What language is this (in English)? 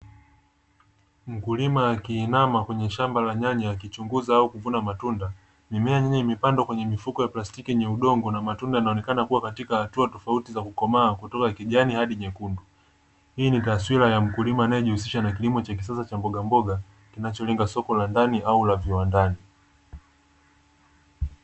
Swahili